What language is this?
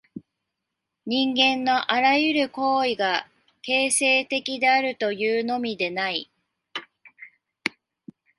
Japanese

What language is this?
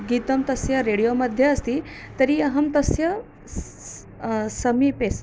Sanskrit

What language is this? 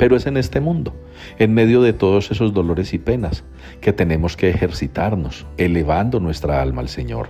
Spanish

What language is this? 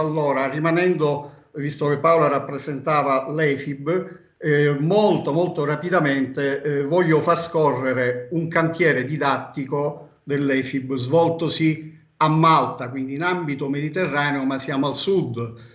Italian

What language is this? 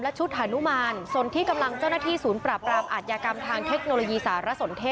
Thai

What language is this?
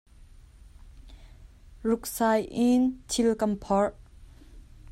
Hakha Chin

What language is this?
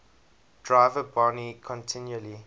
English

